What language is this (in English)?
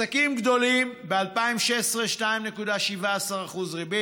Hebrew